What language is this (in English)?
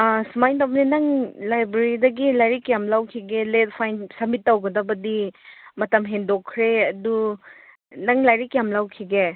Manipuri